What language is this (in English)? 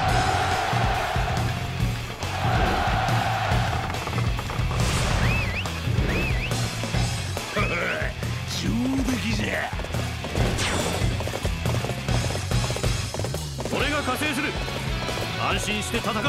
Japanese